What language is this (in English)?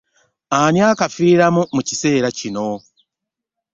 Ganda